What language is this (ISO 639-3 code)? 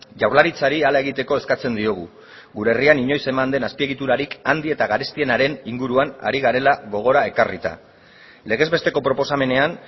eus